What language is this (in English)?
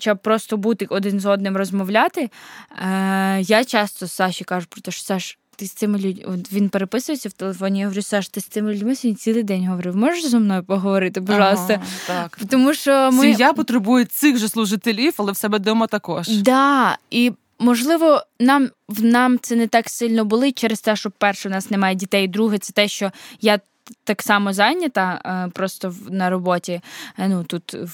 Ukrainian